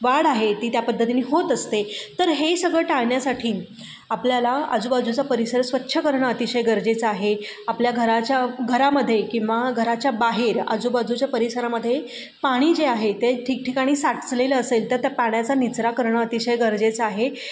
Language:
Marathi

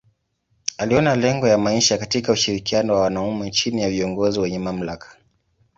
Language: Swahili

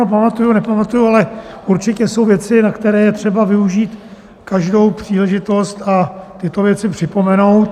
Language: Czech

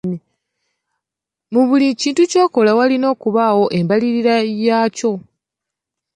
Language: Ganda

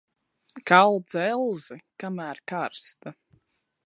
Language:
Latvian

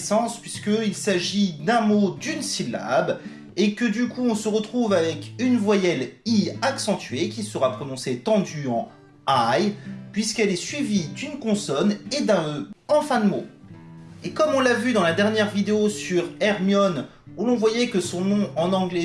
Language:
French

